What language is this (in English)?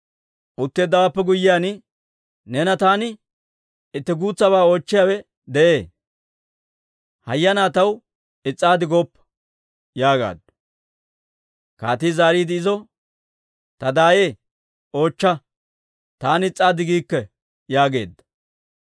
Dawro